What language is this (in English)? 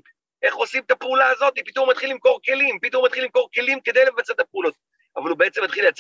Hebrew